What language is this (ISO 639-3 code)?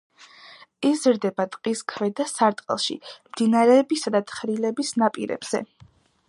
kat